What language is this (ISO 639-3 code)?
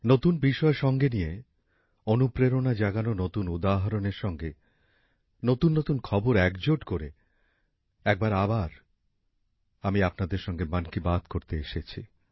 ben